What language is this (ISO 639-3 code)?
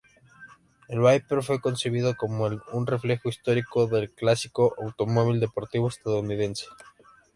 spa